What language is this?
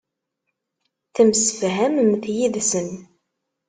Kabyle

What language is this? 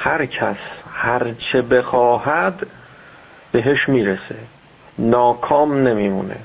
Persian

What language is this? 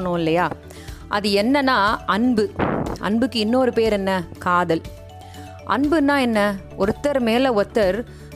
Tamil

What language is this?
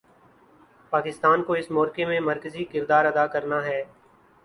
Urdu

